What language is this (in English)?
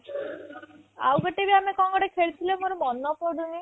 Odia